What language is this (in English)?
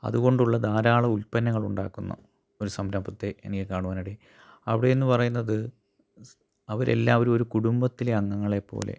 Malayalam